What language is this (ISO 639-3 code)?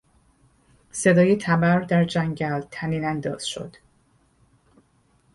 fas